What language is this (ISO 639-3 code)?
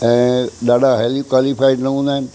snd